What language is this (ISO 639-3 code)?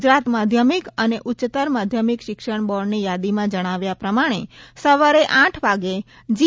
guj